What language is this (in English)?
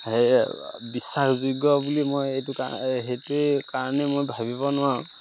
Assamese